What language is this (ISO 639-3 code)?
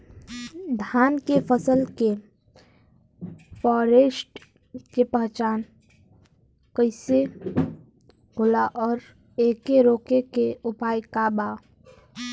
bho